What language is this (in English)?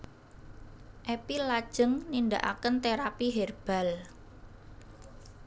Javanese